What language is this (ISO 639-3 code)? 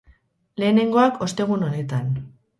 eus